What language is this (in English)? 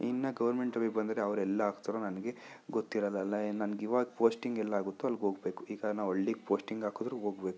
Kannada